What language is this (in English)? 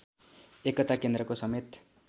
Nepali